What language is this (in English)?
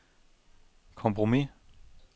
Danish